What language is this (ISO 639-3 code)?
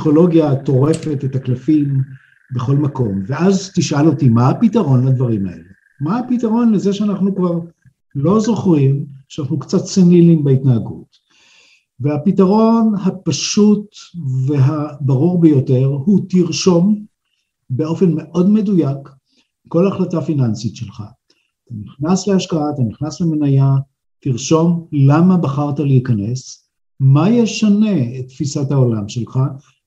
heb